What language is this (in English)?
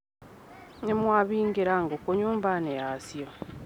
Kikuyu